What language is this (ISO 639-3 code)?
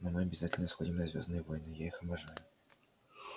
rus